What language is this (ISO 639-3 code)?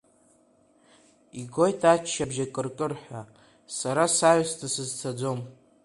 abk